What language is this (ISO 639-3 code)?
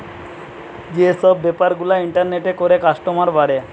ben